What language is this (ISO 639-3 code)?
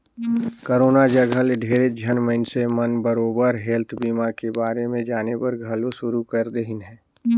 hne